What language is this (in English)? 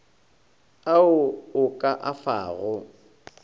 Northern Sotho